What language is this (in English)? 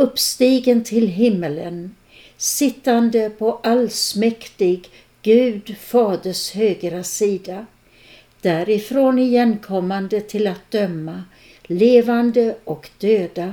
Swedish